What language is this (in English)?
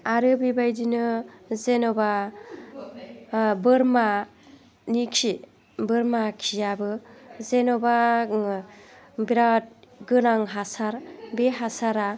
Bodo